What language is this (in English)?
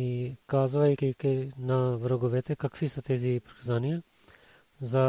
Bulgarian